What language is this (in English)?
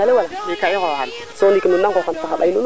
Serer